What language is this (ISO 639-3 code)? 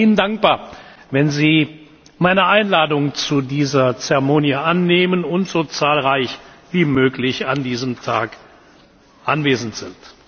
deu